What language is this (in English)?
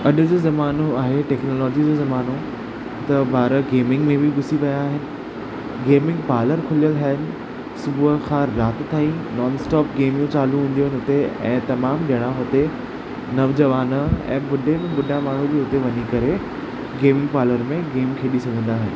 Sindhi